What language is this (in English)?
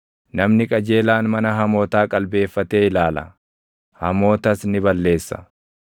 Oromo